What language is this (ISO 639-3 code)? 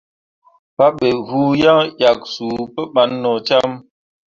mua